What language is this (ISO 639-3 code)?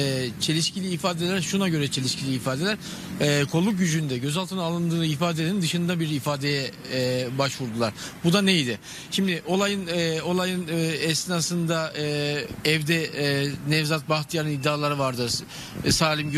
tur